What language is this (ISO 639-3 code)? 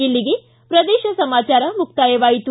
kan